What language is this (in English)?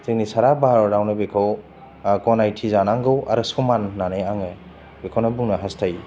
Bodo